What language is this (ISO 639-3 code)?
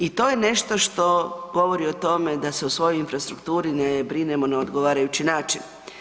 hrv